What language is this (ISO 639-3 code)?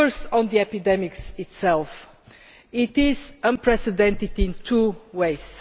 eng